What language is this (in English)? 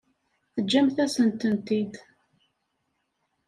Kabyle